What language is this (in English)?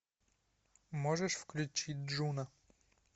Russian